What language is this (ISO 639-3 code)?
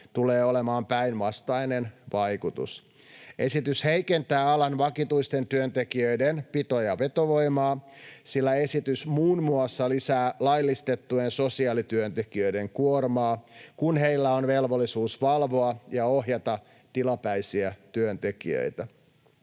fin